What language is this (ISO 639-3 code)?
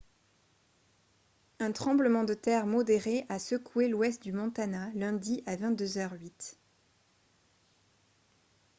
fra